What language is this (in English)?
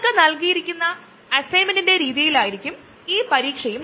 Malayalam